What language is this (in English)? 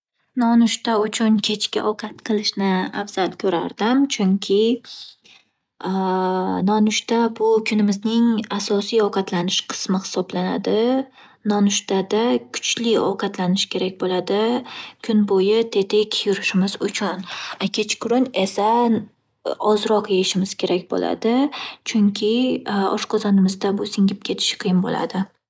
Uzbek